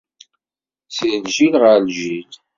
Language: Kabyle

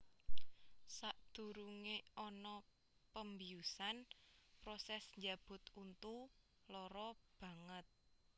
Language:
Javanese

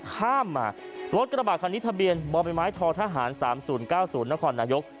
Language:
Thai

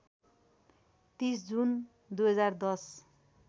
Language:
Nepali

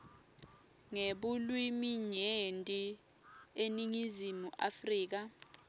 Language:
Swati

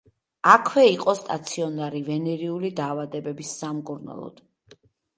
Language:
Georgian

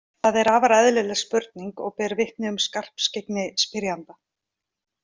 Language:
Icelandic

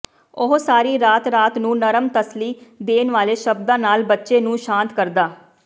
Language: Punjabi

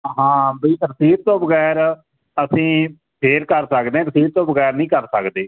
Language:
Punjabi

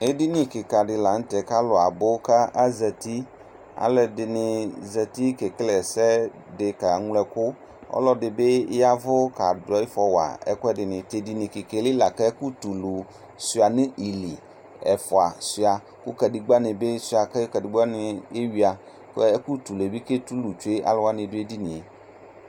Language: Ikposo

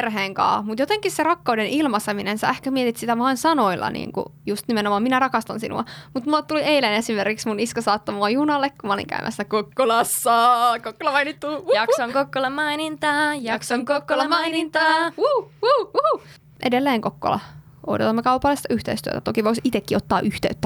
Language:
Finnish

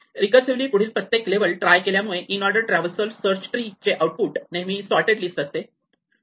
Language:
Marathi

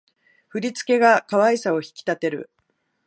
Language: Japanese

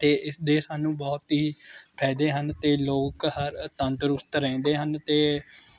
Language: Punjabi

